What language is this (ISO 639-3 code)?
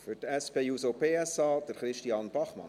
gsw